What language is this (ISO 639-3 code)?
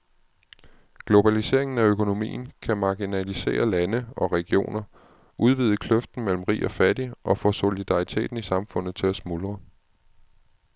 dan